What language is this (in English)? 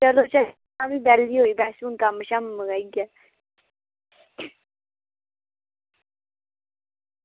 Dogri